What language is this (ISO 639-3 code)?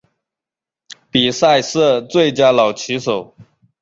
zho